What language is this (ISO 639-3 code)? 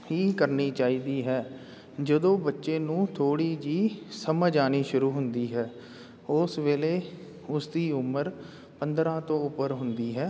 pan